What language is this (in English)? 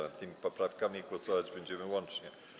Polish